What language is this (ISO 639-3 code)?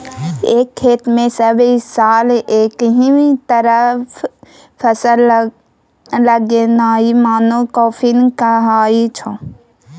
mai